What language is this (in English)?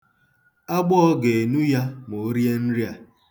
Igbo